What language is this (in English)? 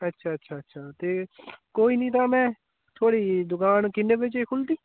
Dogri